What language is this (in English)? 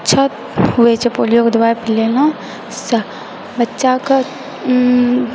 Maithili